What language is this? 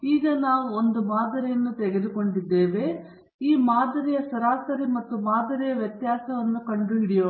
Kannada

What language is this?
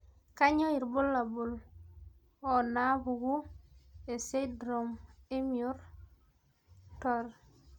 Masai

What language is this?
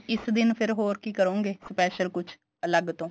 Punjabi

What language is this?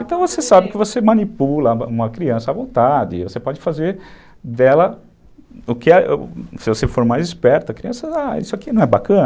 Portuguese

